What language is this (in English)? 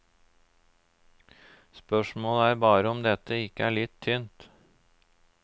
Norwegian